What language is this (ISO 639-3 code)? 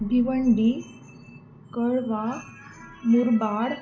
mar